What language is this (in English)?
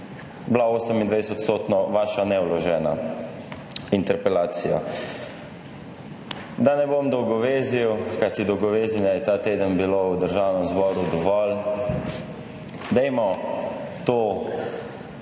Slovenian